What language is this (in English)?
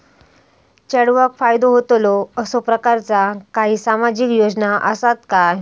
Marathi